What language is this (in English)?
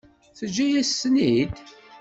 Kabyle